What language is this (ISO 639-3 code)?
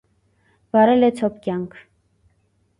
hye